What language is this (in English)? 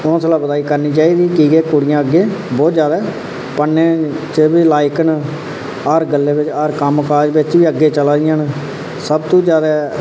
Dogri